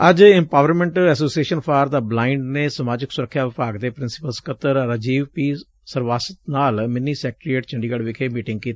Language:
Punjabi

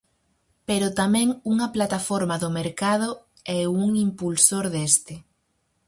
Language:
Galician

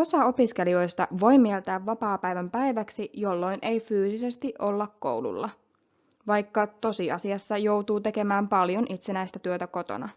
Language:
Finnish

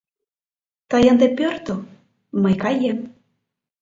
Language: Mari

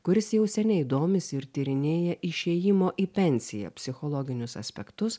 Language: Lithuanian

